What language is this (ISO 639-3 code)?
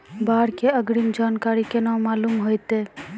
mai